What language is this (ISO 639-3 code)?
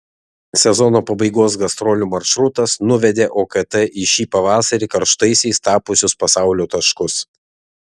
lit